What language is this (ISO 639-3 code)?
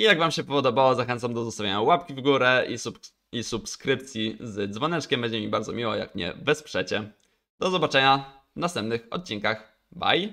pol